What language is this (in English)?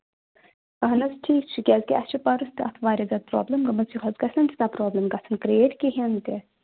Kashmiri